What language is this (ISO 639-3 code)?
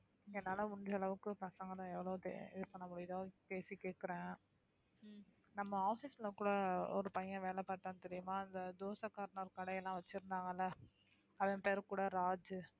tam